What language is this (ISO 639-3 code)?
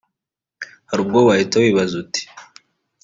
kin